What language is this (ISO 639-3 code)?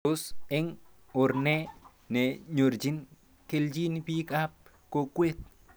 kln